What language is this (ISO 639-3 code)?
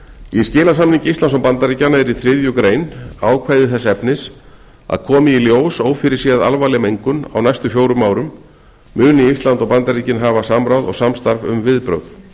isl